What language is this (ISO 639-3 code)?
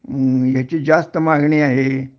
mar